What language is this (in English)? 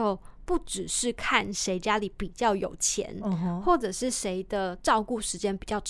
Chinese